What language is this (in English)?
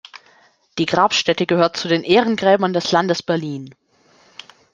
German